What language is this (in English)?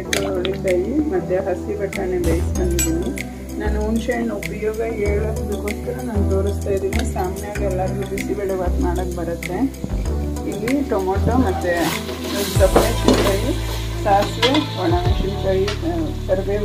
Kannada